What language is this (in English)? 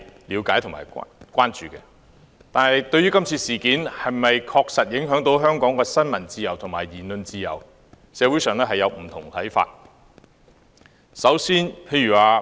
Cantonese